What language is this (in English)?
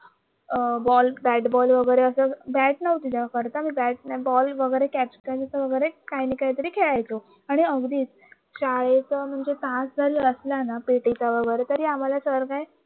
Marathi